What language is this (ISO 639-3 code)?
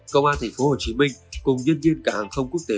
vie